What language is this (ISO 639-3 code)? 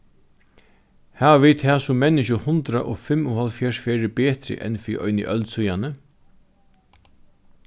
fao